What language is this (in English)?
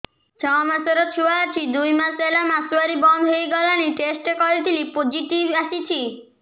Odia